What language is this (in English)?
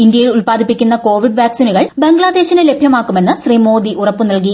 Malayalam